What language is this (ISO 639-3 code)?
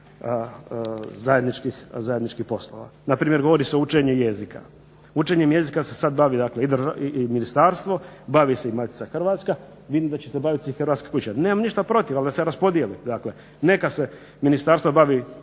hrv